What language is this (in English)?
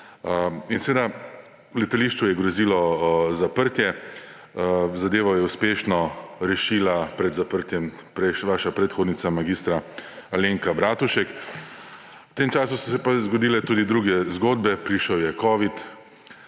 Slovenian